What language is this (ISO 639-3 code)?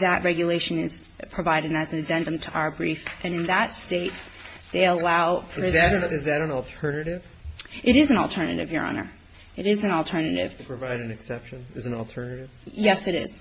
eng